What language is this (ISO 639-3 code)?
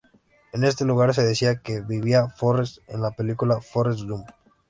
spa